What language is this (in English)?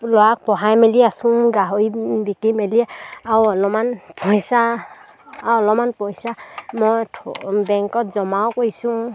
Assamese